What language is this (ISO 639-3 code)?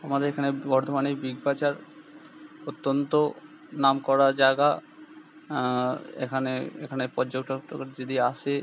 ben